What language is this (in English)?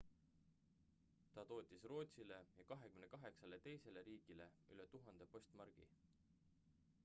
Estonian